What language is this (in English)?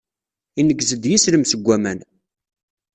Kabyle